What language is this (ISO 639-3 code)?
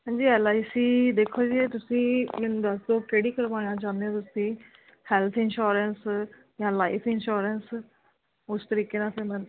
pan